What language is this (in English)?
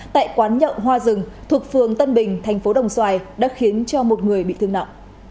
Vietnamese